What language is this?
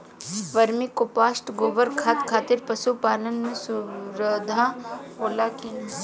Bhojpuri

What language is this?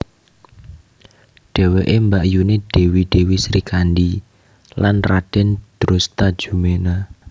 Javanese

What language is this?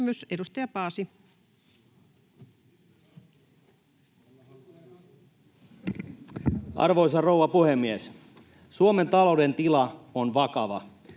Finnish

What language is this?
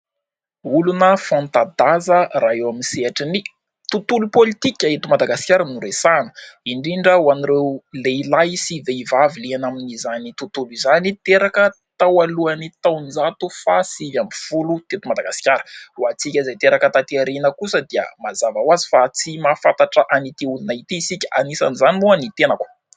Malagasy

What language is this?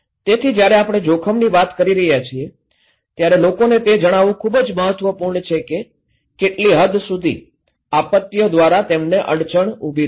Gujarati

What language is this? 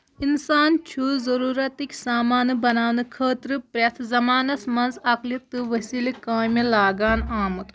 Kashmiri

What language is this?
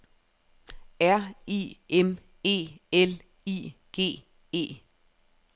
Danish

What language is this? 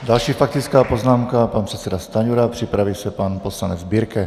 Czech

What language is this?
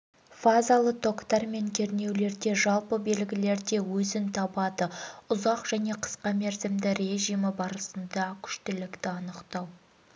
Kazakh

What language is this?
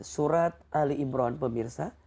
Indonesian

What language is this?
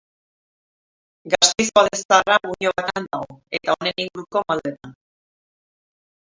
Basque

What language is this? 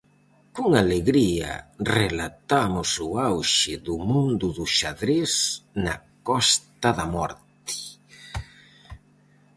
Galician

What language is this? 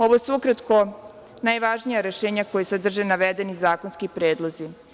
Serbian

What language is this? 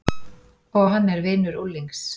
Icelandic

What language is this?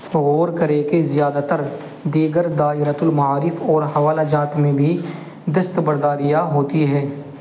Urdu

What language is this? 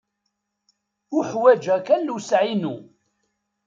Kabyle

